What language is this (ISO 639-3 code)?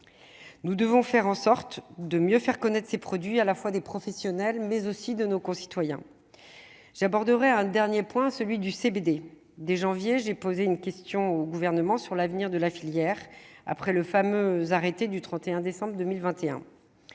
fra